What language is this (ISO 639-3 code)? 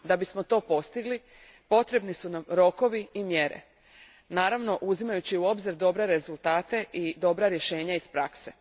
hrv